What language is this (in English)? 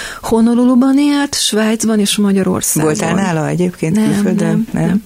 Hungarian